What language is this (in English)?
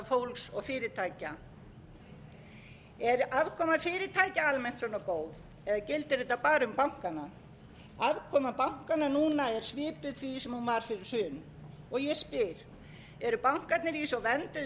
Icelandic